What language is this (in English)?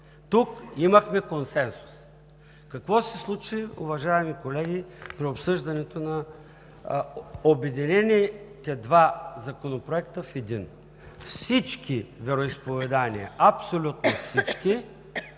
Bulgarian